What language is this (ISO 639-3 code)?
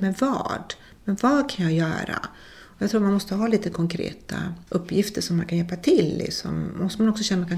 swe